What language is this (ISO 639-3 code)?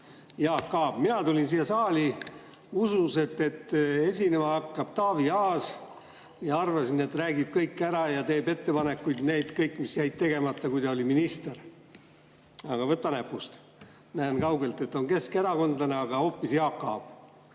est